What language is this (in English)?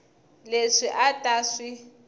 Tsonga